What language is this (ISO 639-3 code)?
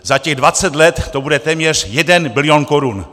ces